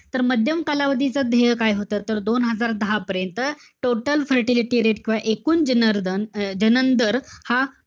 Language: Marathi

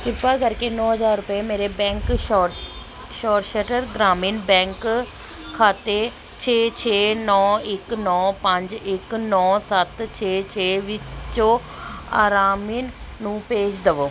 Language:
Punjabi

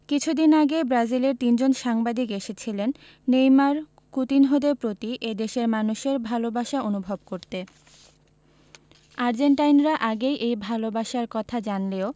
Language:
Bangla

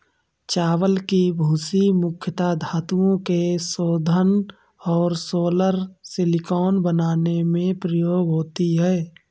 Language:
Hindi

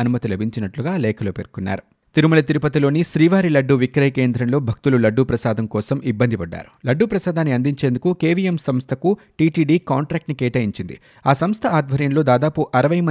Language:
Telugu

